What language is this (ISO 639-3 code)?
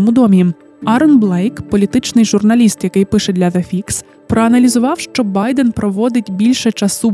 ukr